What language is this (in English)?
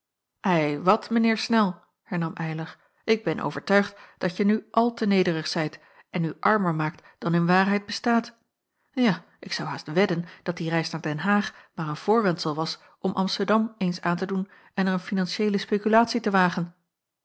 Dutch